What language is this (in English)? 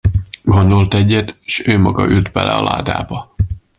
Hungarian